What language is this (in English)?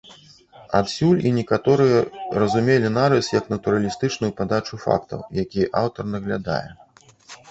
Belarusian